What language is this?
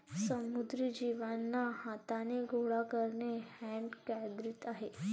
Marathi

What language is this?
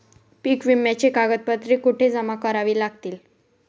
Marathi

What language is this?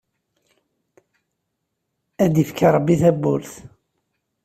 Kabyle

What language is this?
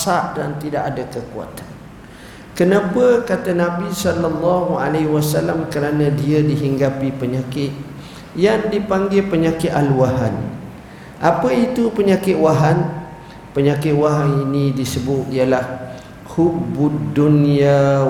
Malay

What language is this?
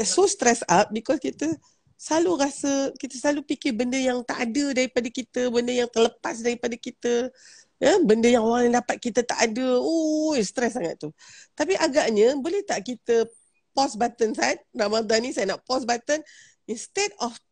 Malay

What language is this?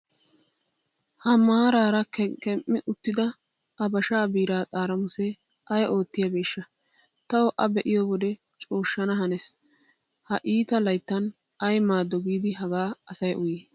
Wolaytta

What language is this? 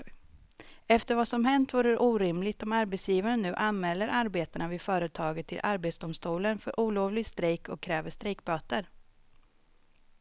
Swedish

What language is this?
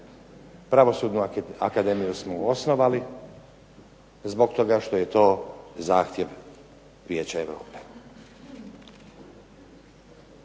Croatian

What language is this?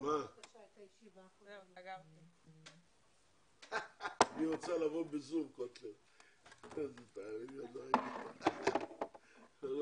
Hebrew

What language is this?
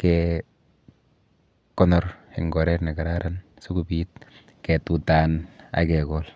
Kalenjin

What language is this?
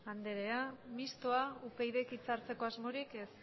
Basque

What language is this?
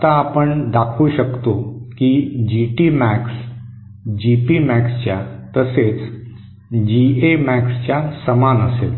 Marathi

